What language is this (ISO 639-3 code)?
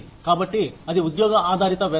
tel